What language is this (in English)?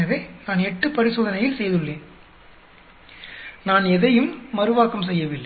Tamil